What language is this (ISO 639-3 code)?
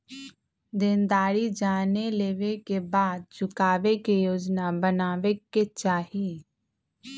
mag